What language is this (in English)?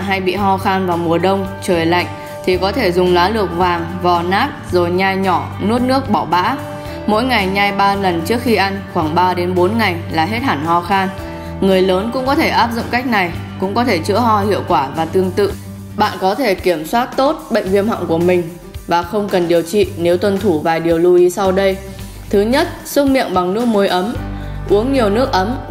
Vietnamese